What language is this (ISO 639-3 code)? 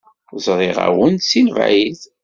kab